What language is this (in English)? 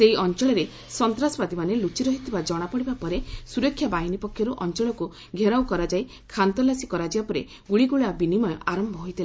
Odia